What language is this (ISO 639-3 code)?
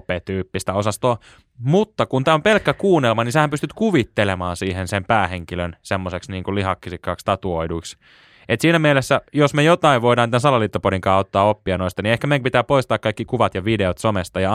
fin